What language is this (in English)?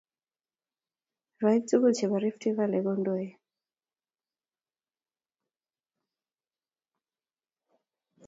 Kalenjin